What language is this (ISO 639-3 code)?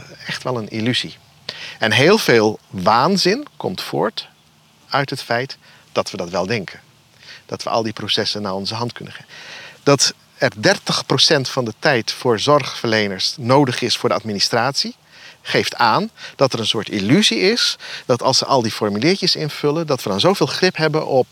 nld